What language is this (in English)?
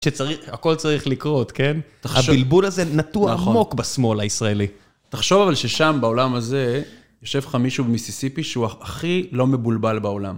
Hebrew